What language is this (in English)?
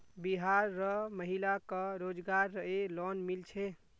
Magahi